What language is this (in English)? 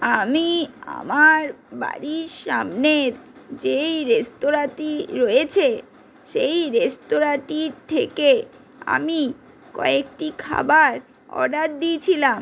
Bangla